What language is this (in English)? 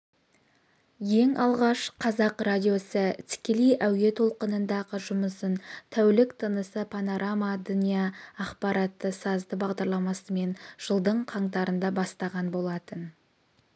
Kazakh